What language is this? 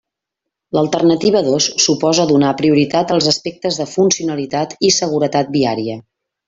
Catalan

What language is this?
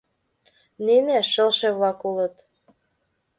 Mari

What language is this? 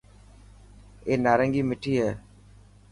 Dhatki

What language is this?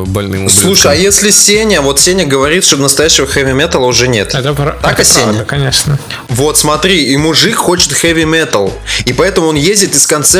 Russian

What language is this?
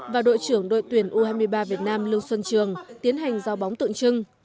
Vietnamese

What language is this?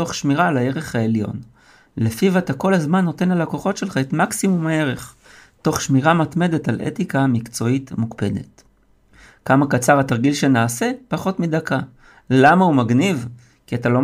Hebrew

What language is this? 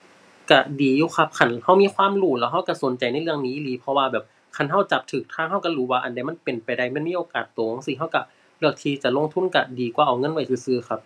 Thai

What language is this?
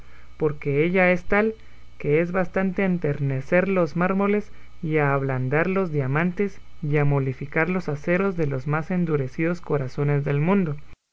Spanish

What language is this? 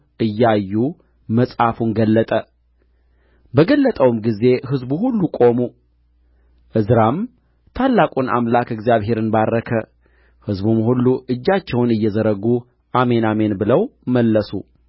Amharic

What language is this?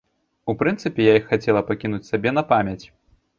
Belarusian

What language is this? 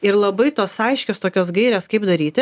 Lithuanian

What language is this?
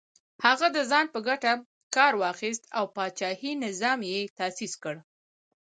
Pashto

